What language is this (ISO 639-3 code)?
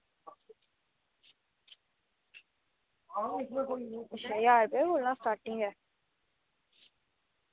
doi